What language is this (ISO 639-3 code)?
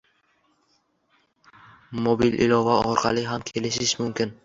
uzb